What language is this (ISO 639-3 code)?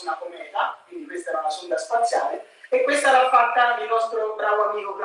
ita